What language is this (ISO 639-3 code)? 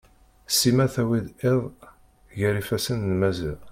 kab